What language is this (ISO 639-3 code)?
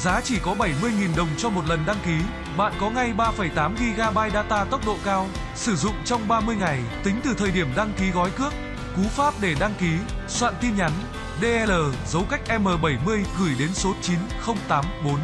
vie